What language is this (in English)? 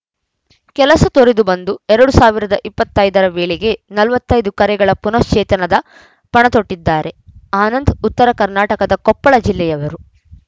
Kannada